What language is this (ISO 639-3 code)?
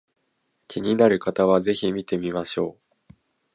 jpn